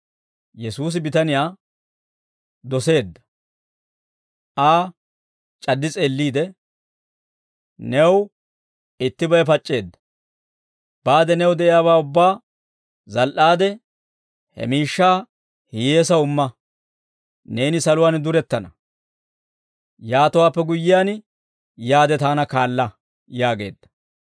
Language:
Dawro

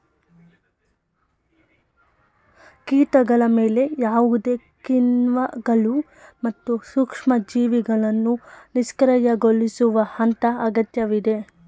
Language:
Kannada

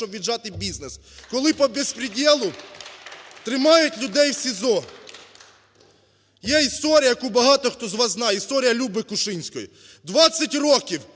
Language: Ukrainian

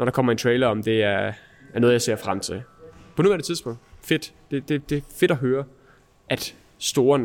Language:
Danish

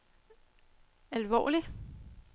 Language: Danish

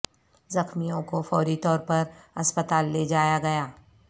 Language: Urdu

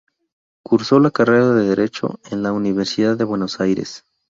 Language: Spanish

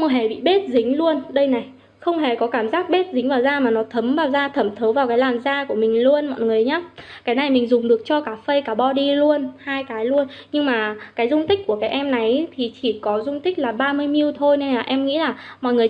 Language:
Vietnamese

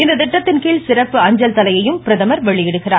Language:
Tamil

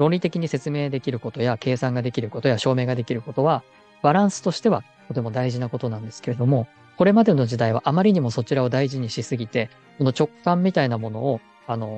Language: Japanese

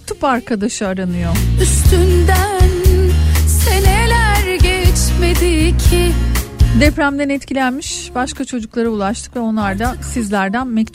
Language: Turkish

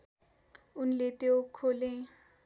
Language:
Nepali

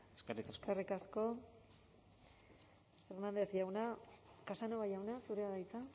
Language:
Basque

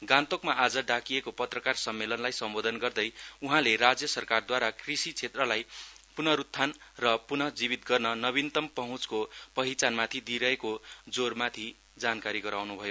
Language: Nepali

